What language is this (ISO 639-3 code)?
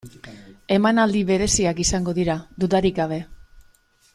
eus